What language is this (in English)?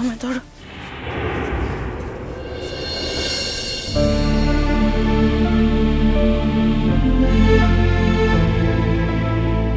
Bangla